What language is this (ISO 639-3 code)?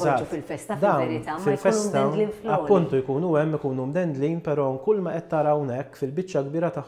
ara